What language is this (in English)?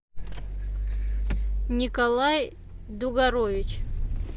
Russian